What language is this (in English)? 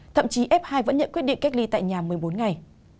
Vietnamese